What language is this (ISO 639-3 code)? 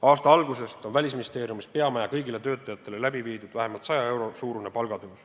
est